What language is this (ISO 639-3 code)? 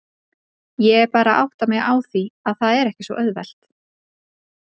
isl